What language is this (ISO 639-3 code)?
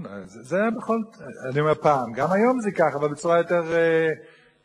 heb